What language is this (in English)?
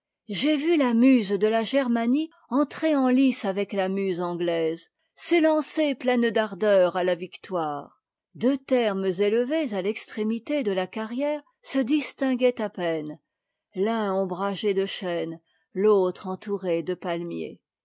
French